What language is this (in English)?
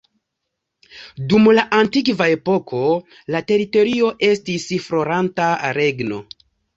Esperanto